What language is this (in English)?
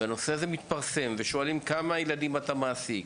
Hebrew